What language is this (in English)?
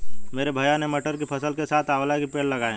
Hindi